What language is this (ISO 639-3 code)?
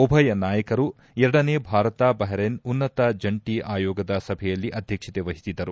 kan